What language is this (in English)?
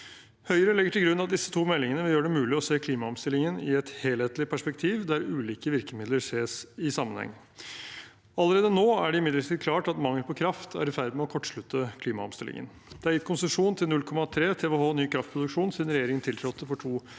Norwegian